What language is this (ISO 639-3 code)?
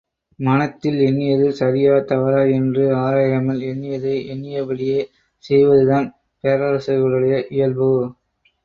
tam